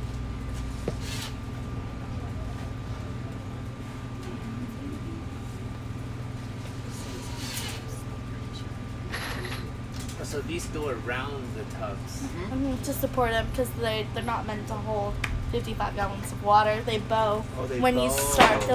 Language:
English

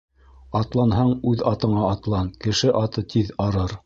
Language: Bashkir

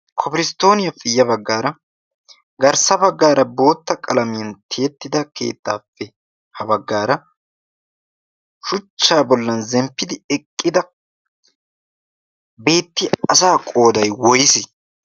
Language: Wolaytta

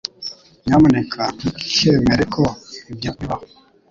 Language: Kinyarwanda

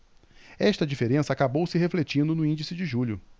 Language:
Portuguese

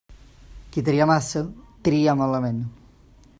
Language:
Catalan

